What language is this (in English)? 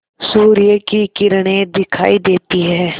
Hindi